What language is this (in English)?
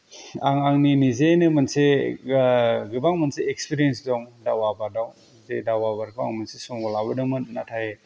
Bodo